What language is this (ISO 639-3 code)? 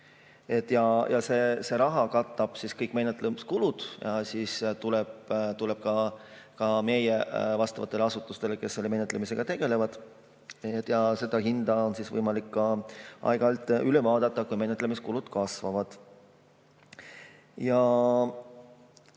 est